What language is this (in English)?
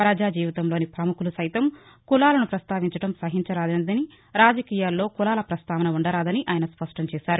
Telugu